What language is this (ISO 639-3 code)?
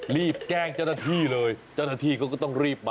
tha